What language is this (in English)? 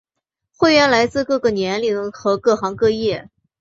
Chinese